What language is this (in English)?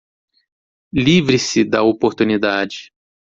Portuguese